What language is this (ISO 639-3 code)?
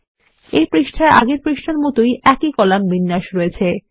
ben